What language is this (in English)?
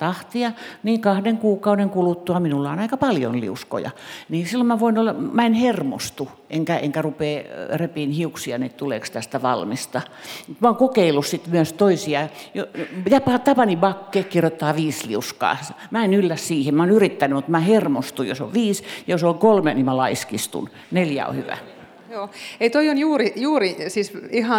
Finnish